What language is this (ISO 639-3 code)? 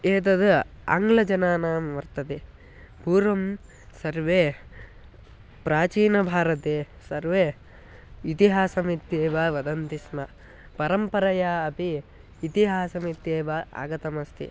san